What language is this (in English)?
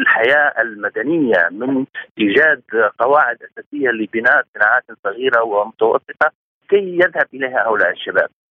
Arabic